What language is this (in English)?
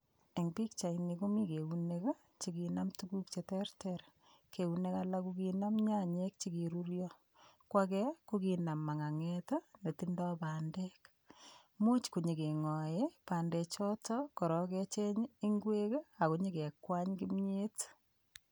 Kalenjin